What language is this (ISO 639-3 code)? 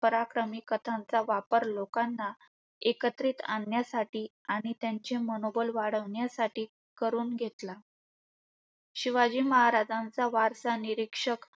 mar